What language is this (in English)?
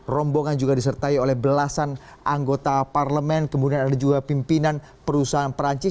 Indonesian